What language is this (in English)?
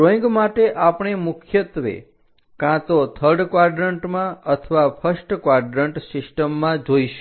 Gujarati